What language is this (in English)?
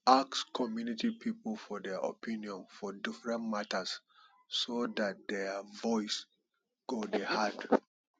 Nigerian Pidgin